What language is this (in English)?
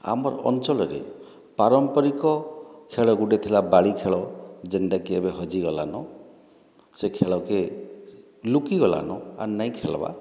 Odia